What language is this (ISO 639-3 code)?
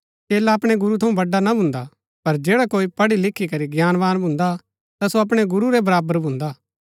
gbk